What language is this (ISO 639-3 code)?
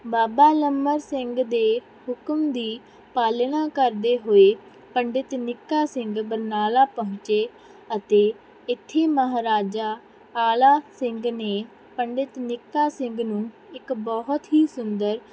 pan